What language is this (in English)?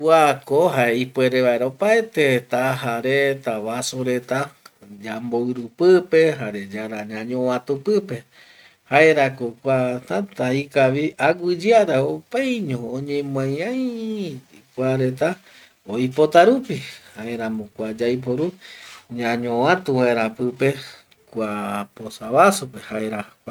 Eastern Bolivian Guaraní